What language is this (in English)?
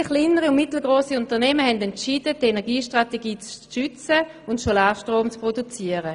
Swiss German